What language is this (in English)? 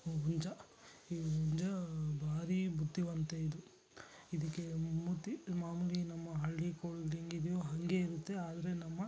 Kannada